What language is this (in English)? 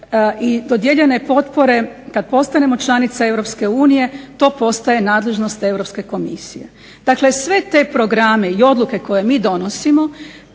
Croatian